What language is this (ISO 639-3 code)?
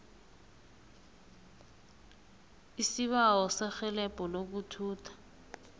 nbl